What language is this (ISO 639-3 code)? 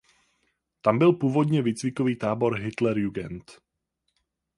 ces